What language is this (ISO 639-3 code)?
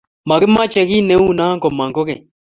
kln